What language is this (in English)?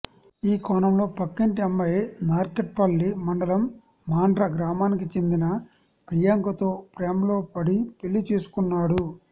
Telugu